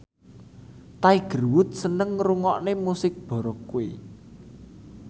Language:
Javanese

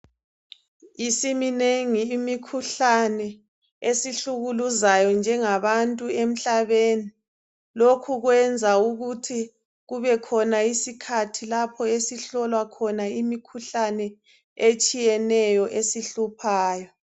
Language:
North Ndebele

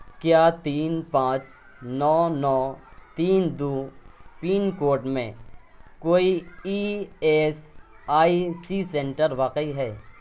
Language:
Urdu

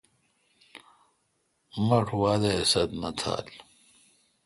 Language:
Kalkoti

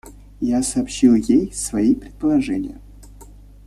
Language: Russian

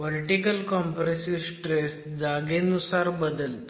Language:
Marathi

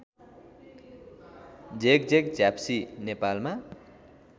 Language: Nepali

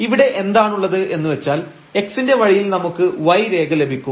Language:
Malayalam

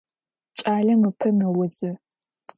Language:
Adyghe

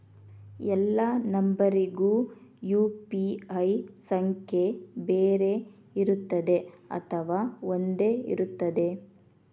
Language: Kannada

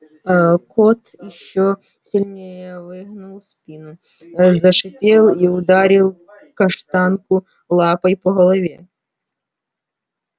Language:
Russian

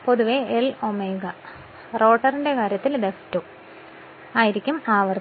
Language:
Malayalam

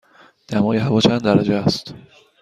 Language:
Persian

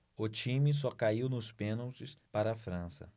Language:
Portuguese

